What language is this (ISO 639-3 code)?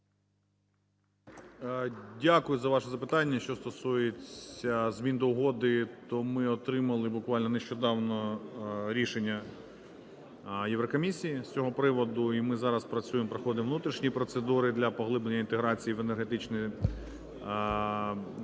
ukr